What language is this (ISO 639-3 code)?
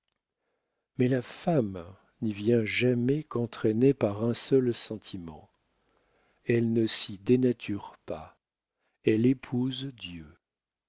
fra